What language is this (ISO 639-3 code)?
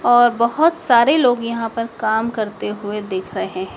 hin